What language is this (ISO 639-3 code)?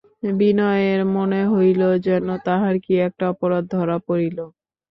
ben